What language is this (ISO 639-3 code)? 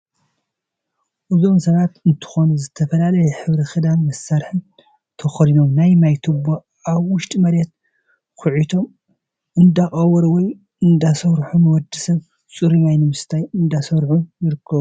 tir